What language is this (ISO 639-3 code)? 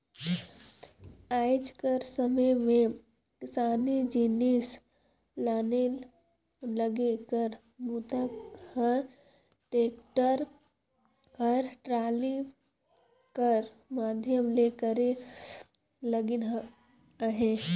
hne